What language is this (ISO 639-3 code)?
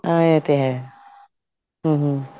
pan